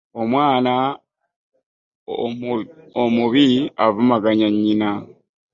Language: Ganda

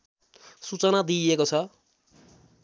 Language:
Nepali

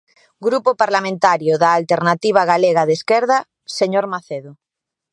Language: Galician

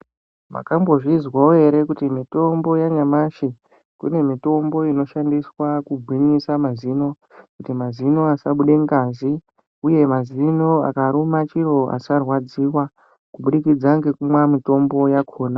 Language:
Ndau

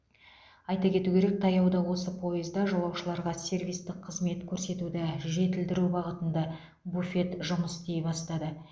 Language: Kazakh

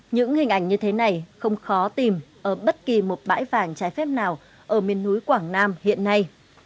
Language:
Vietnamese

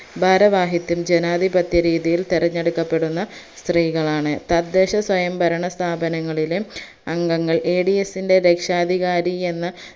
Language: Malayalam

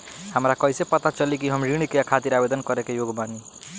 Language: Bhojpuri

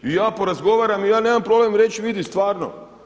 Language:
Croatian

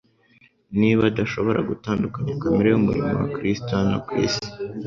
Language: Kinyarwanda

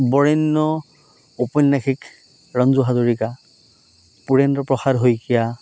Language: Assamese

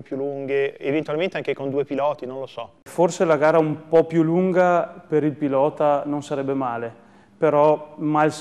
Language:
Italian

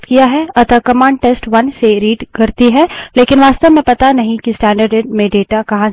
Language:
Hindi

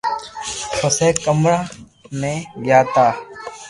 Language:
Loarki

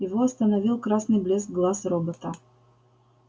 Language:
Russian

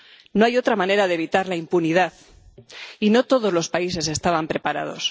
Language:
Spanish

